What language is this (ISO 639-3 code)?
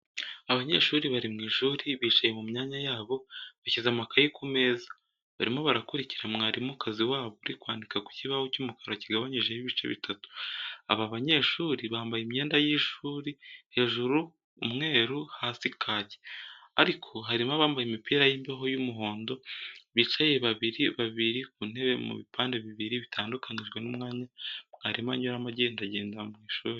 kin